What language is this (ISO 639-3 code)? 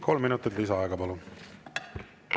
est